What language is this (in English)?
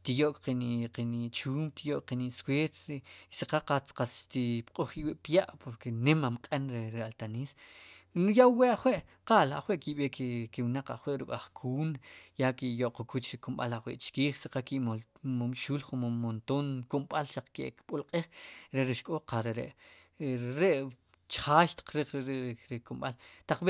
Sipacapense